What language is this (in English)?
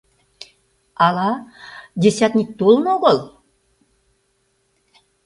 Mari